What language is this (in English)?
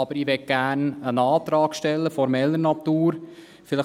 Swiss German